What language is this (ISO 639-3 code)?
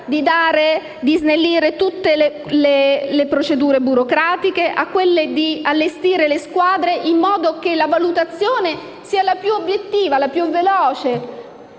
ita